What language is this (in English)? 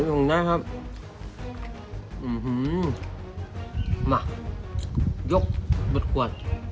Thai